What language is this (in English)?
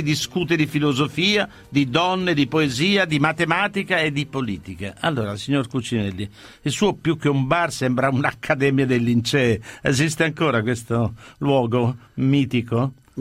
Italian